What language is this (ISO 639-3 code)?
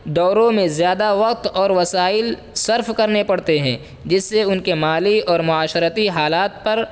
urd